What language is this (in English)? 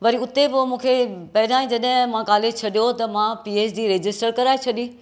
Sindhi